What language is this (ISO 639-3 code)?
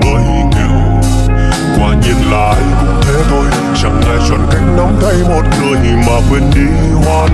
vie